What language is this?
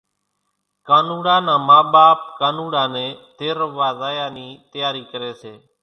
Kachi Koli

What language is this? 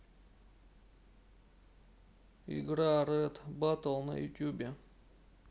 Russian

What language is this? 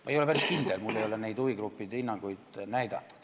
Estonian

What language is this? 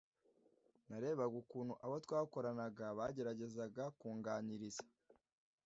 Kinyarwanda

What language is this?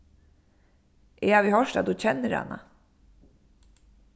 Faroese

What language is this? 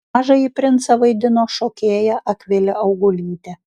Lithuanian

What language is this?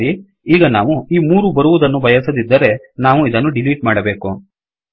Kannada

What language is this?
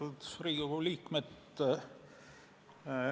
Estonian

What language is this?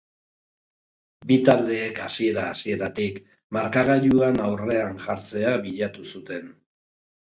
Basque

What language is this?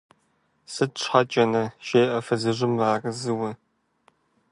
Kabardian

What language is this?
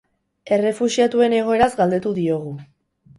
Basque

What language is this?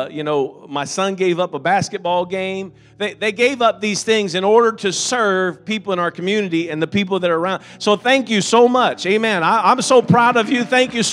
English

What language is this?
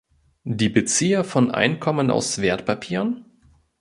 German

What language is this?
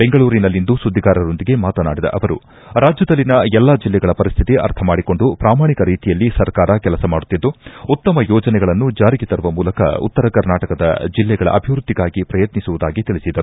Kannada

